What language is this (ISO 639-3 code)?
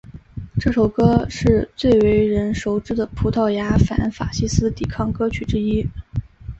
zho